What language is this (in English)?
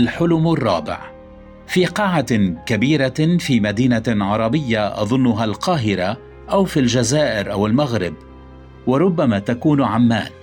Arabic